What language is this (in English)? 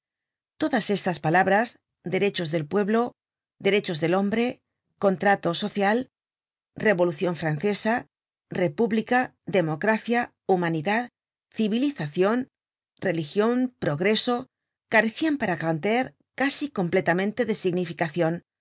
Spanish